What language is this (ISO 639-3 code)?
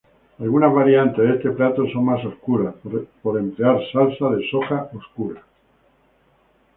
spa